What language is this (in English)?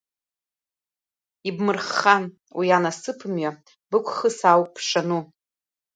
Abkhazian